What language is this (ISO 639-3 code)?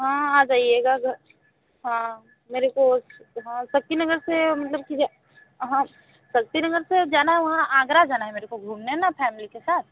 hin